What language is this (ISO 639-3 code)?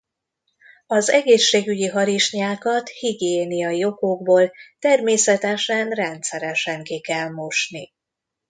hun